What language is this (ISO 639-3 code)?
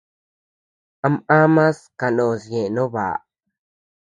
cux